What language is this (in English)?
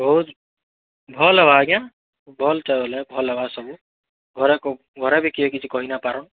Odia